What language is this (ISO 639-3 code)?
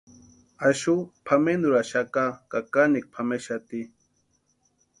pua